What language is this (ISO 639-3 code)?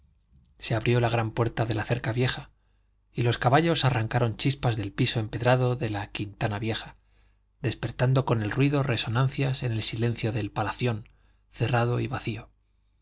spa